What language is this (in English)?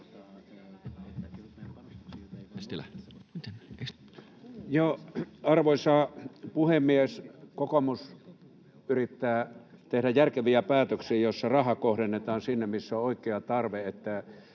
Finnish